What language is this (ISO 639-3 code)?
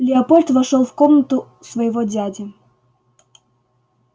rus